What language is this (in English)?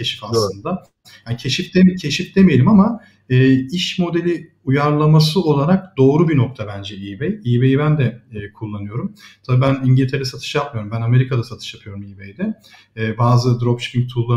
Turkish